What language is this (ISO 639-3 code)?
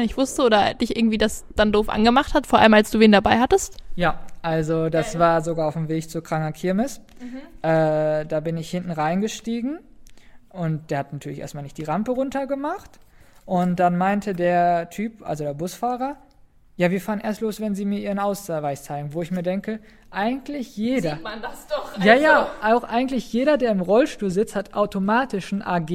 deu